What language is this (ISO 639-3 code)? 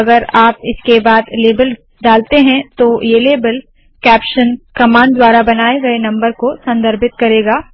hin